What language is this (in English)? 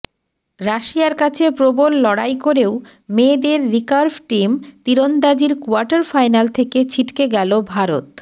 Bangla